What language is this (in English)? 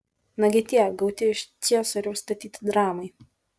Lithuanian